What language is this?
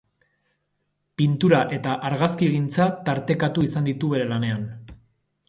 Basque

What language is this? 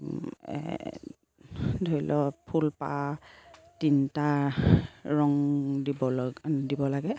Assamese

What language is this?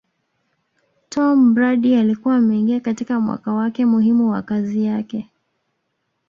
Swahili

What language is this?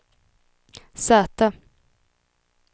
Swedish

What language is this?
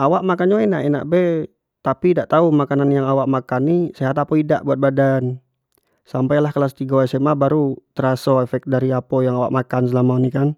Jambi Malay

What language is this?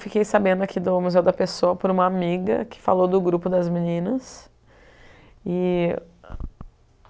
Portuguese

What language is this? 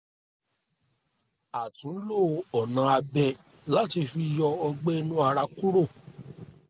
Yoruba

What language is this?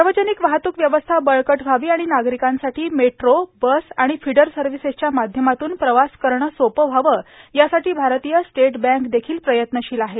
Marathi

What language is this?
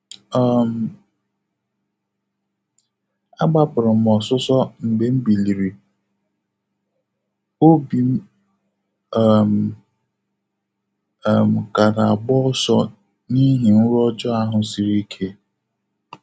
Igbo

